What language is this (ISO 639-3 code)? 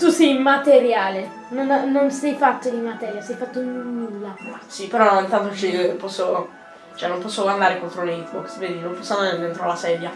ita